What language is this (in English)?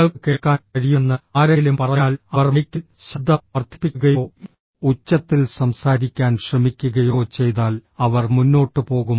Malayalam